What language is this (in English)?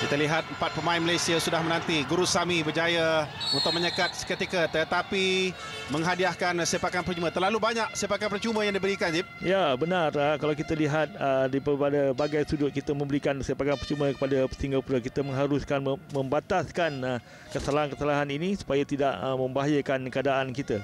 Malay